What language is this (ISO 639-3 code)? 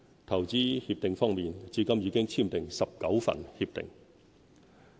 yue